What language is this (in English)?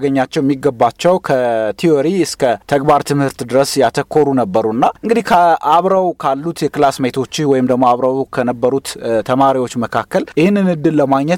Amharic